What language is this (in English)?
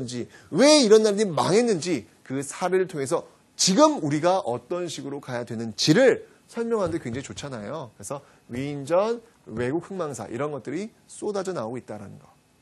Korean